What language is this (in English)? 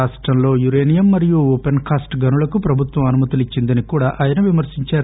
Telugu